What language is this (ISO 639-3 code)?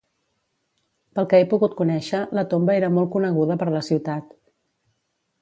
cat